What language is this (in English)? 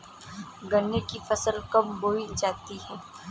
Hindi